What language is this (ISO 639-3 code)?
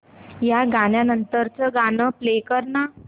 mar